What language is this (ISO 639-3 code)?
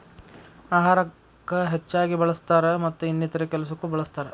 kan